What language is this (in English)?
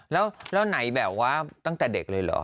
Thai